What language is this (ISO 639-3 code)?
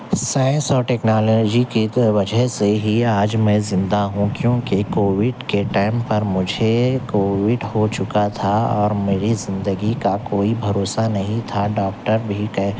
urd